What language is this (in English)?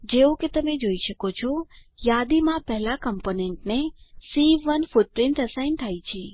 Gujarati